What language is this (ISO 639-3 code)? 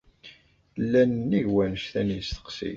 kab